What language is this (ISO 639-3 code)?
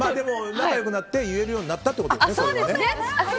jpn